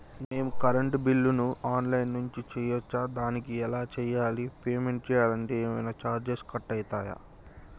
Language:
Telugu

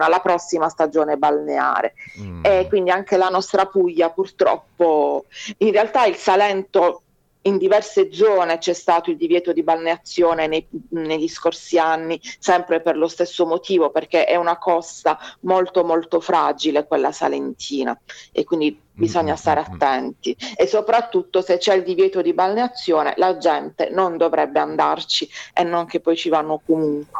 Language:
Italian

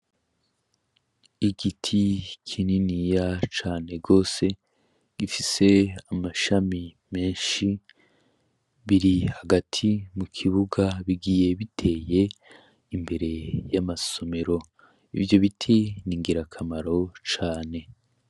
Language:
Rundi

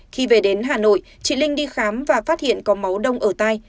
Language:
Vietnamese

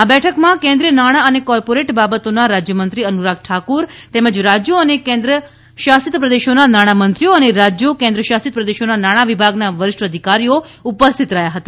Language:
Gujarati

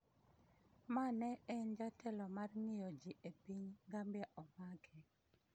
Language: Luo (Kenya and Tanzania)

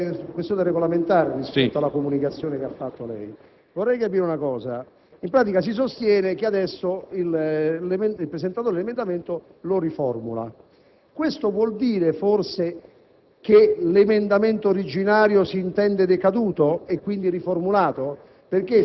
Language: Italian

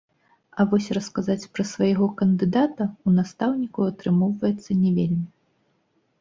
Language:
Belarusian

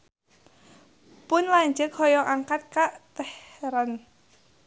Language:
Sundanese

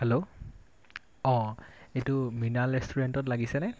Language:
Assamese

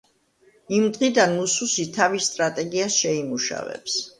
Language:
Georgian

